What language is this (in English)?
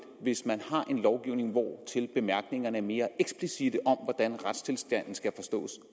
Danish